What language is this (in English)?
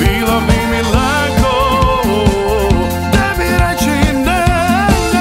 Romanian